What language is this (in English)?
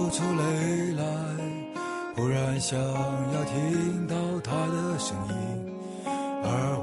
Chinese